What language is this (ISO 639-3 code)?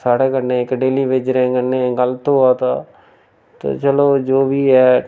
doi